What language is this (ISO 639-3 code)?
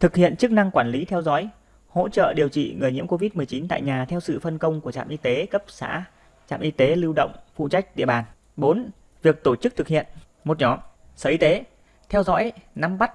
vie